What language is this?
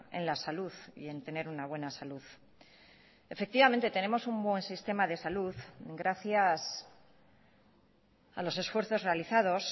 Spanish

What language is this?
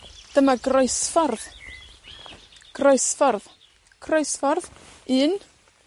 Welsh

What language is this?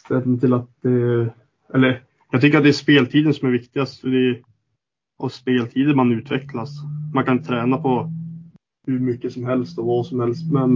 Swedish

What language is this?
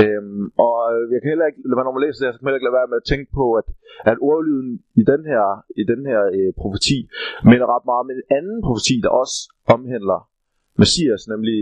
Danish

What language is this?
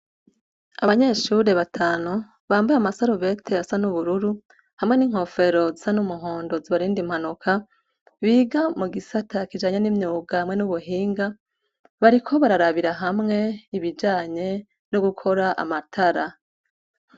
Rundi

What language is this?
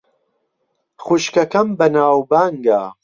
Central Kurdish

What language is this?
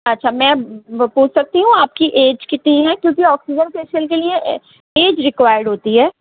Urdu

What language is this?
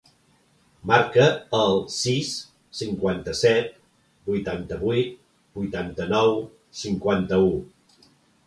Catalan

